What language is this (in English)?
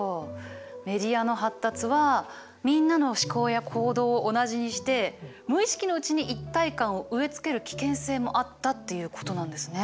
Japanese